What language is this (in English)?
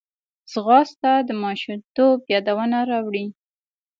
Pashto